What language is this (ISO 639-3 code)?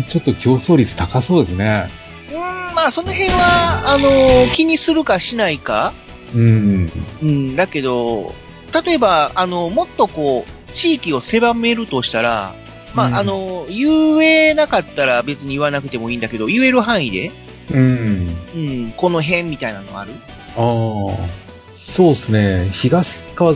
jpn